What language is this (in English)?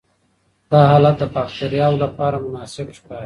Pashto